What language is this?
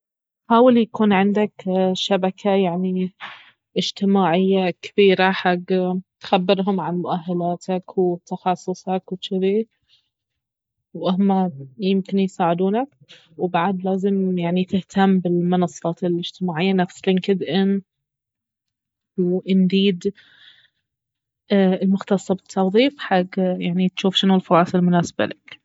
Baharna Arabic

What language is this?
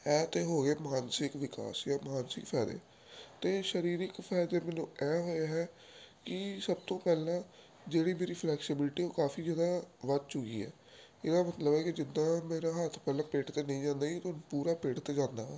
Punjabi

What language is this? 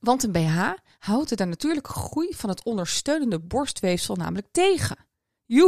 Dutch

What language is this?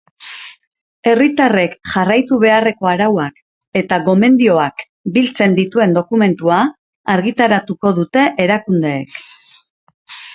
Basque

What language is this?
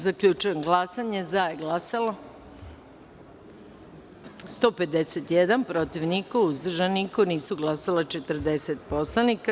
Serbian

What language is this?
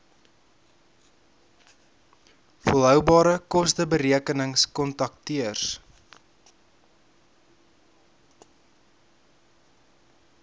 Afrikaans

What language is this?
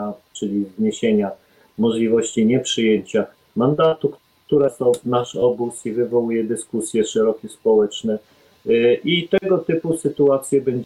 Polish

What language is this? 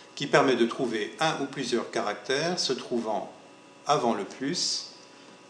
French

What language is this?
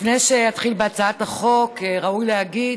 Hebrew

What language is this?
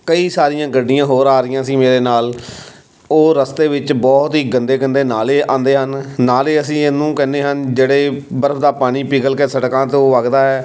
Punjabi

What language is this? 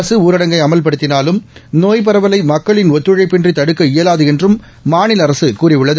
Tamil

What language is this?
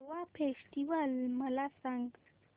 Marathi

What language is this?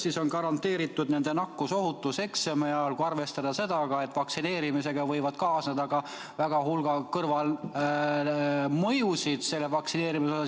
Estonian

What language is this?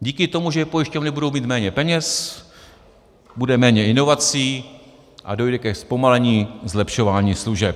Czech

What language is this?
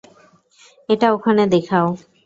Bangla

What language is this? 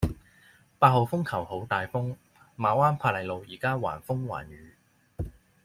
Cantonese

